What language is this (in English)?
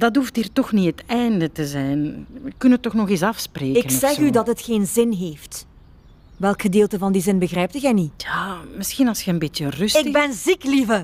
Dutch